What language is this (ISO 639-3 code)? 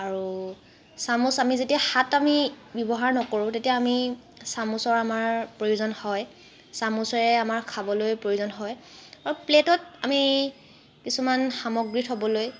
asm